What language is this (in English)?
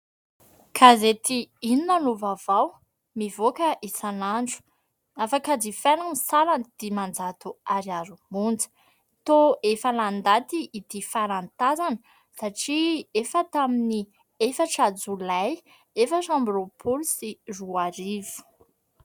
Malagasy